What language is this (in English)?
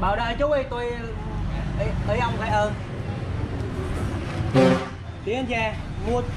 Vietnamese